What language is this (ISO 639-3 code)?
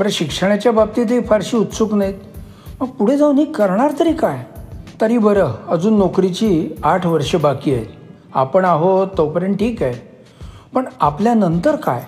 mar